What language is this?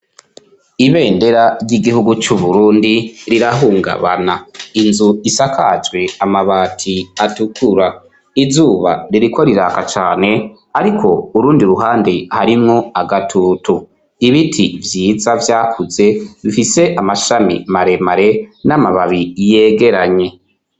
Rundi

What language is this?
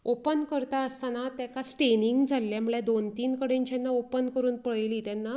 Konkani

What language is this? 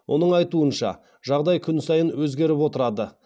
Kazakh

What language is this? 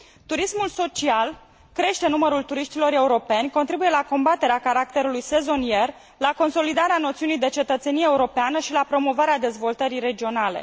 Romanian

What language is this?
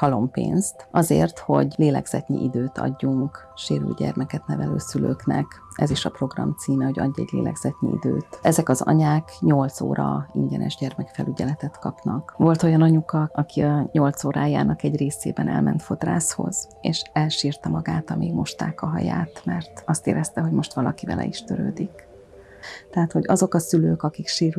Hungarian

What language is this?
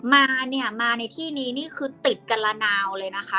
Thai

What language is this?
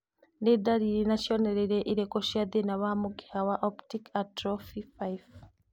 Kikuyu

